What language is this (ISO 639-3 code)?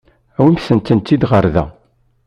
kab